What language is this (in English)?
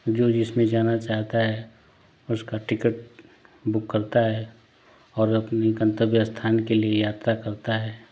Hindi